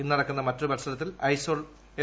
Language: Malayalam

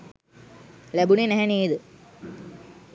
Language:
Sinhala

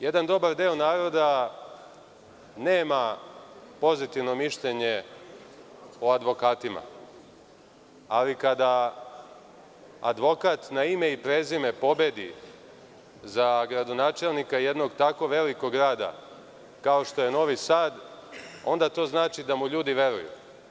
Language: Serbian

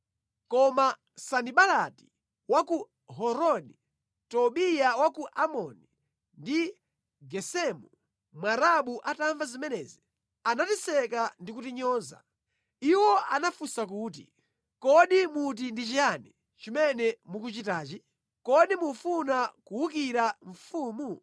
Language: Nyanja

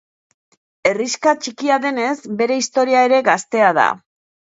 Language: Basque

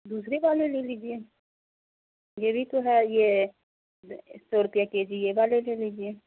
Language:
Urdu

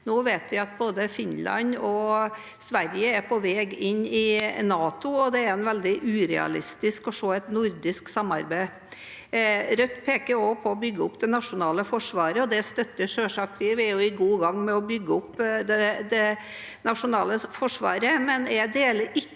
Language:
Norwegian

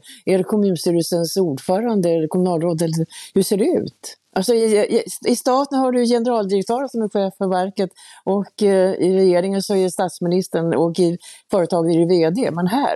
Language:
Swedish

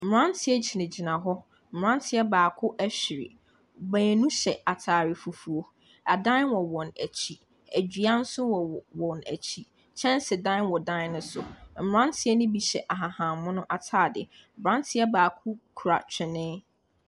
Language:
Akan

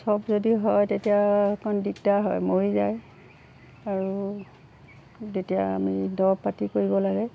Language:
Assamese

